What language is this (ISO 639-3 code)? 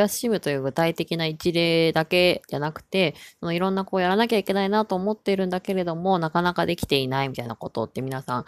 jpn